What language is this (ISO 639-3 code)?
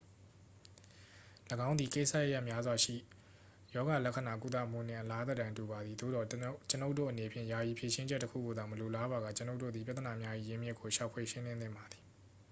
mya